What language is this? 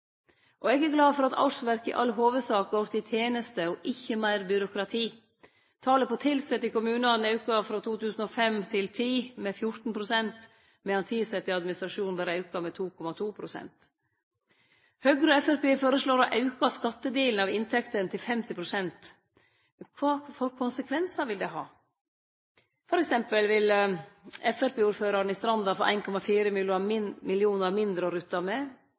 Norwegian Nynorsk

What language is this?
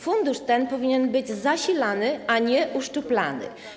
Polish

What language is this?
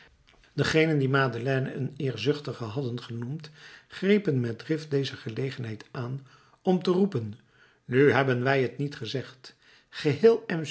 Dutch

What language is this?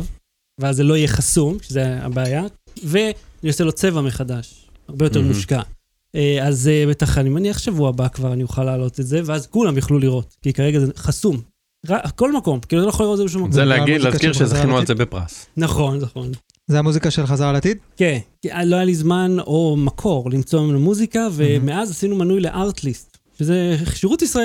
Hebrew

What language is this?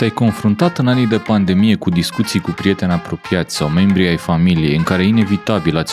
Romanian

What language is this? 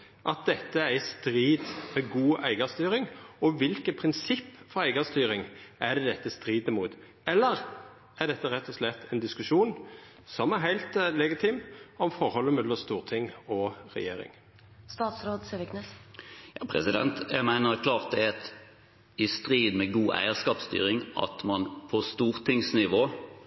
Norwegian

